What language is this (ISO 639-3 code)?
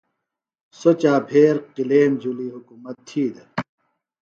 phl